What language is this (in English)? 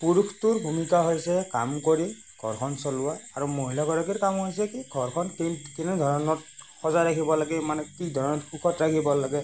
Assamese